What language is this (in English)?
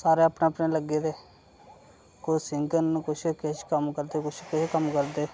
Dogri